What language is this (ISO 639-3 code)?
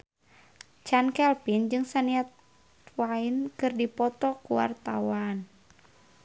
sun